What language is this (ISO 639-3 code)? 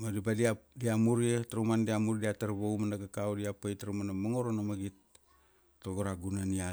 ksd